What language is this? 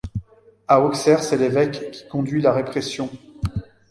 French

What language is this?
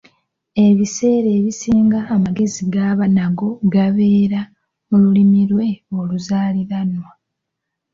Ganda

